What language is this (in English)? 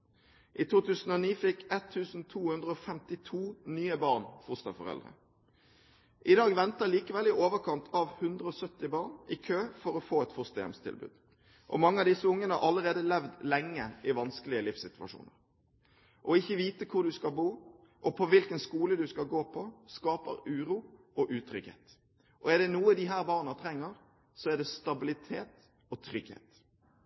Norwegian Bokmål